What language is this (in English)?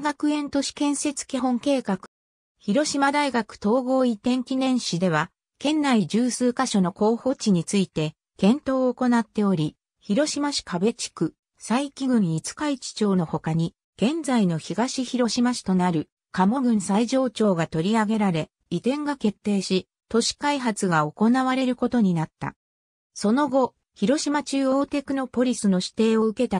Japanese